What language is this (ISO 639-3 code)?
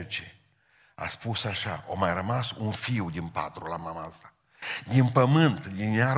ron